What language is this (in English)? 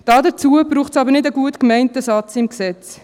Swiss German